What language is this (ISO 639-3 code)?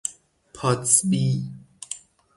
fas